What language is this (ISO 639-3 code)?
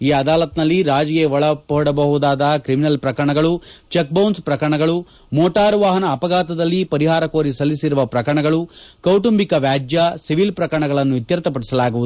kan